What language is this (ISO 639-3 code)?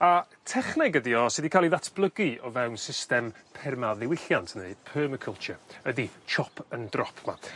cym